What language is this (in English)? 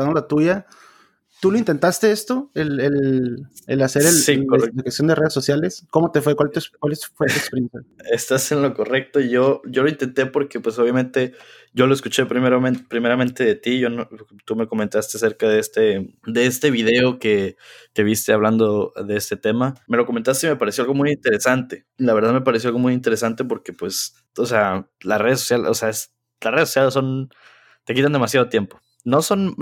Spanish